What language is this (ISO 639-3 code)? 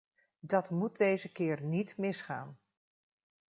nld